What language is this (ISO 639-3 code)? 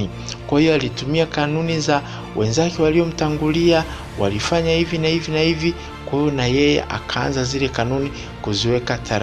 swa